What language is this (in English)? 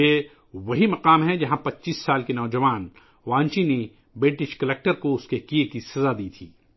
Urdu